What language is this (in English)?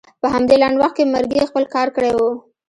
Pashto